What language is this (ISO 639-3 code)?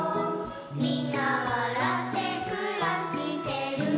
jpn